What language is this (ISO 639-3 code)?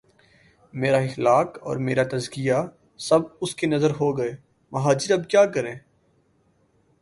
urd